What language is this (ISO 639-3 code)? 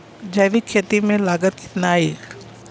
bho